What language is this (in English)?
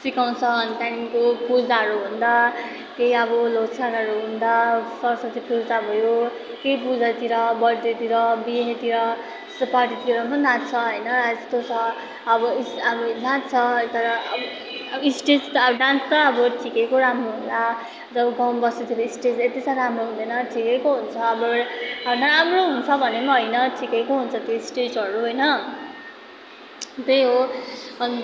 Nepali